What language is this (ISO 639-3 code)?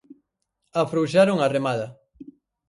glg